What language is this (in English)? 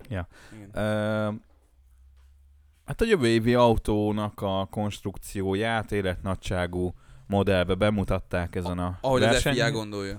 Hungarian